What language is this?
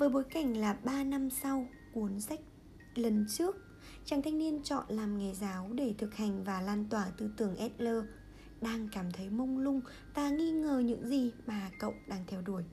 Vietnamese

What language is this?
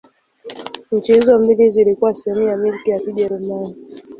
Swahili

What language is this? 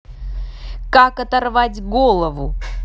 Russian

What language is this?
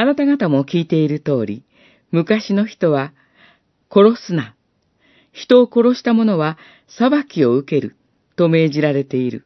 Japanese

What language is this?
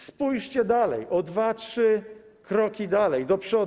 Polish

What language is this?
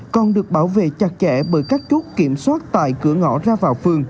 Vietnamese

